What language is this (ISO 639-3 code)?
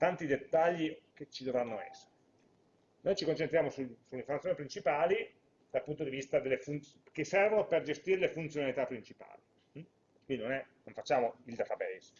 ita